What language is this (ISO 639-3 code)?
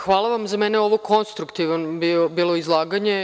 srp